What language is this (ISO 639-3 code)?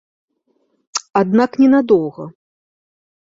bel